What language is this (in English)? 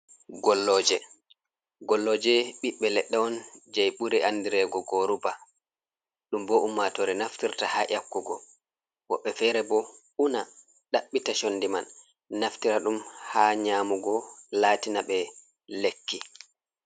Fula